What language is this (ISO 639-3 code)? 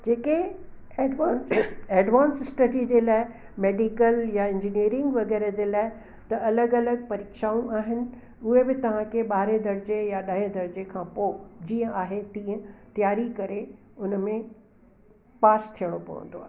snd